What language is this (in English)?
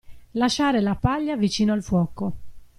Italian